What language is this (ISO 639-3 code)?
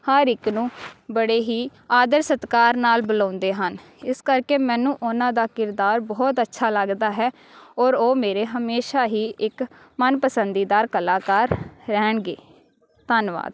pan